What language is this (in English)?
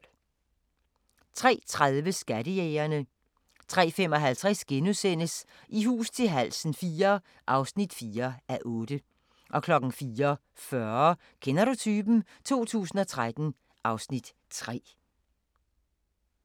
Danish